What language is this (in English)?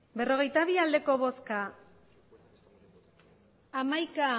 Basque